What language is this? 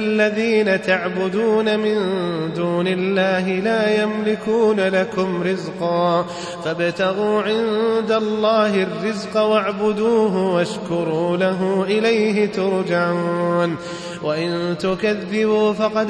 Arabic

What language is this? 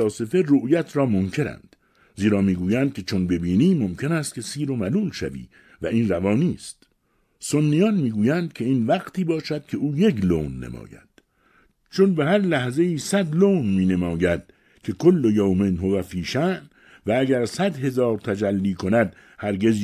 Persian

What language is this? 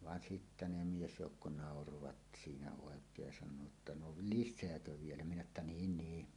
Finnish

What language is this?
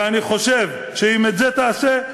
Hebrew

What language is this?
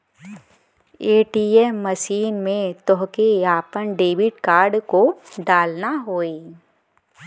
Bhojpuri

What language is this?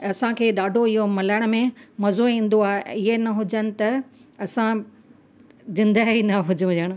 Sindhi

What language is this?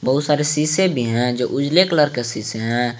Hindi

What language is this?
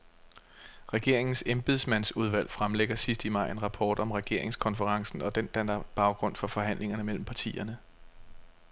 Danish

